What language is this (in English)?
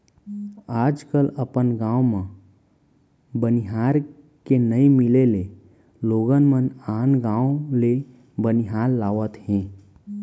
Chhattisgarhi